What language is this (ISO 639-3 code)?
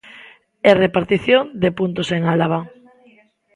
glg